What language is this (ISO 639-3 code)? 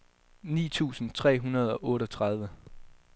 dan